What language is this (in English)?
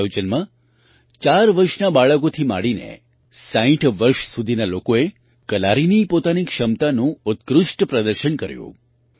Gujarati